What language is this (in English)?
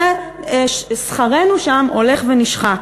Hebrew